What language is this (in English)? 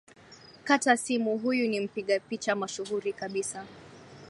Swahili